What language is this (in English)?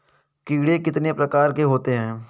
Hindi